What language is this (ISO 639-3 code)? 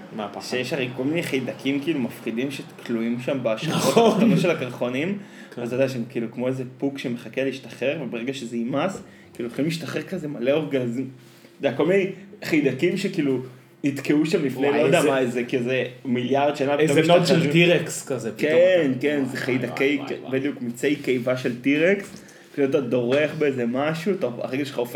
heb